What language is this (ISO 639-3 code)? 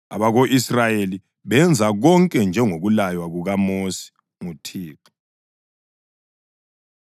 nde